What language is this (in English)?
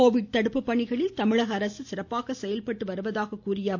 Tamil